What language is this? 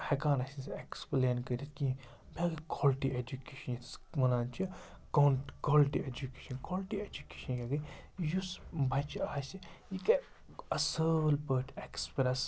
Kashmiri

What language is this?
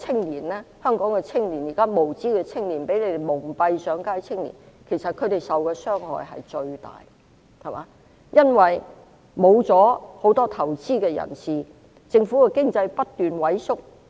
Cantonese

